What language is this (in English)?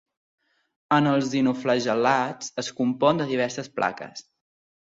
Catalan